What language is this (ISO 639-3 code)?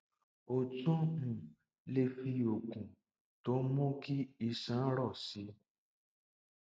yor